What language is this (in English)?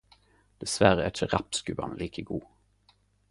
Norwegian Nynorsk